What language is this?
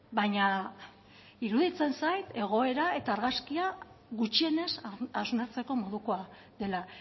Basque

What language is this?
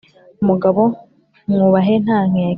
Kinyarwanda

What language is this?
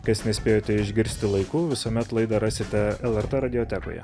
Lithuanian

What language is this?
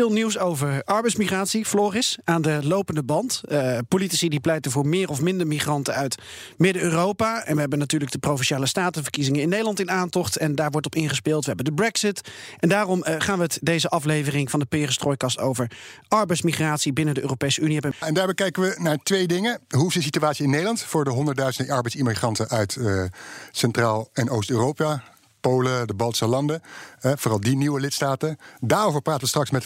Dutch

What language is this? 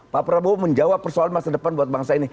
Indonesian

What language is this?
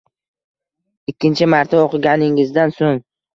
Uzbek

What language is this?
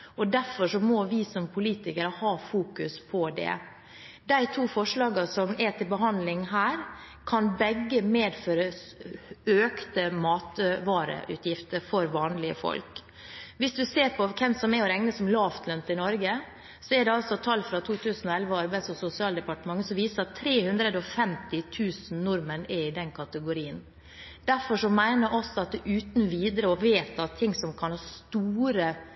Norwegian Bokmål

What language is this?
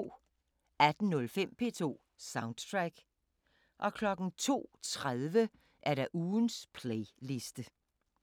Danish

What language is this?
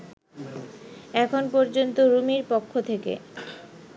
Bangla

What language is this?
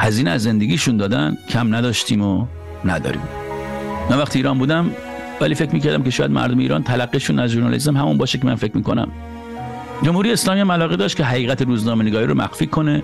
Persian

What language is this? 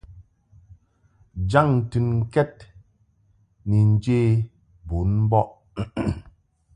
Mungaka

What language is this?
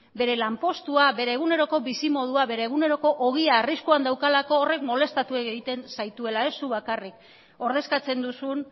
Basque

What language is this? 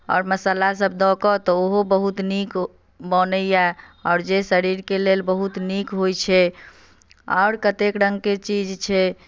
Maithili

